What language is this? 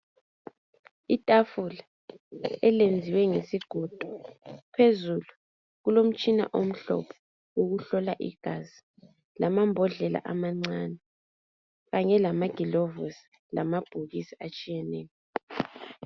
North Ndebele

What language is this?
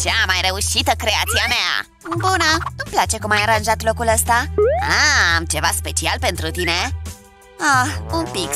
Romanian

